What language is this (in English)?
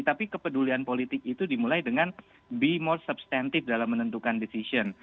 Indonesian